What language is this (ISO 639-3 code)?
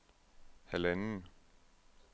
dan